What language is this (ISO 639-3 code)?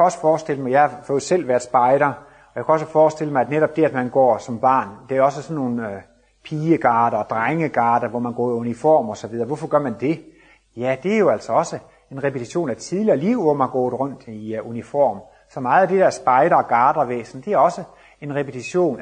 dan